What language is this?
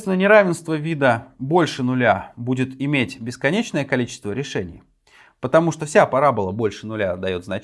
Russian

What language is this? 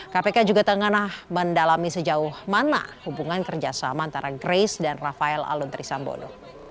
Indonesian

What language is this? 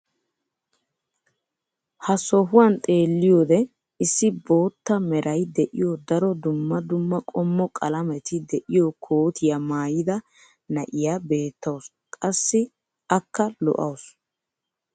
Wolaytta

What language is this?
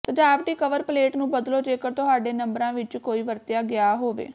Punjabi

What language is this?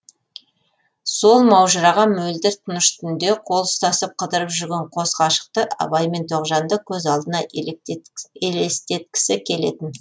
Kazakh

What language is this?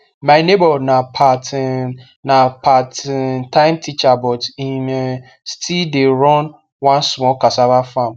Nigerian Pidgin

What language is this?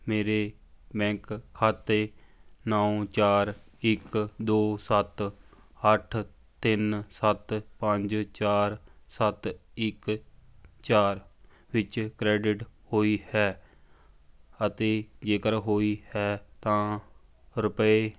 Punjabi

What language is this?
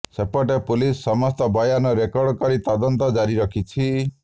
Odia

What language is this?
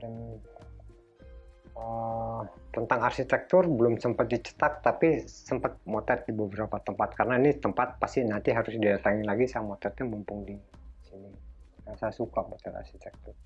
Indonesian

